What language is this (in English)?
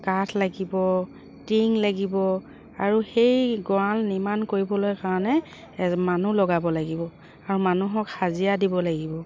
Assamese